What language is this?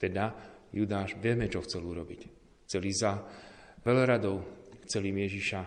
Slovak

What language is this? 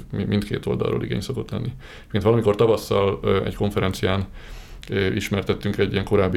Hungarian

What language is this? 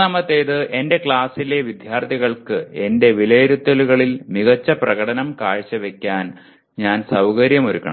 Malayalam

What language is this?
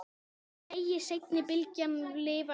Icelandic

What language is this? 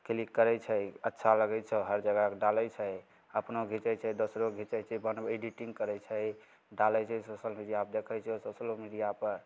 Maithili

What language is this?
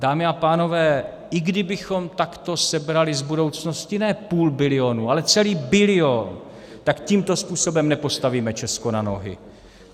Czech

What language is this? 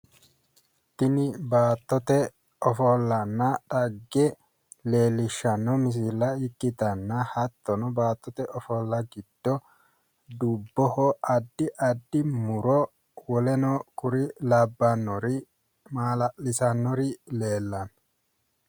Sidamo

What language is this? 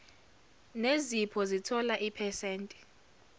Zulu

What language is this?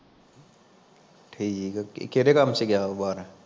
Punjabi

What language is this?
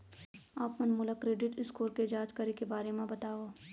Chhattisgarhi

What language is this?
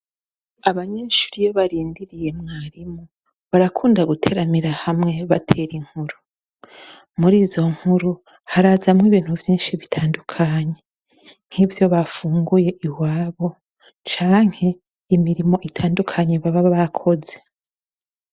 Rundi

